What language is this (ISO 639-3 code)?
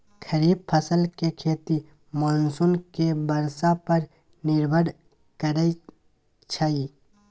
mai